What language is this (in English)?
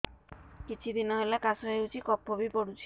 Odia